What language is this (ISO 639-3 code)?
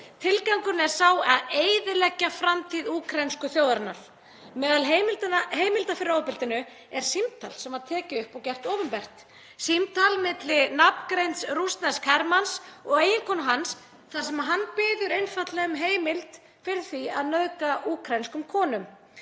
isl